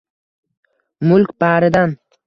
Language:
Uzbek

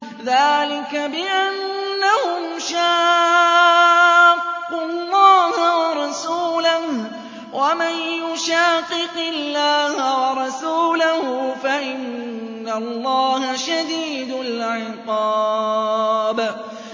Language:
Arabic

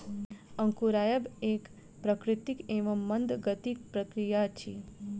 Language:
Maithili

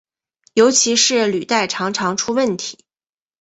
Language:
Chinese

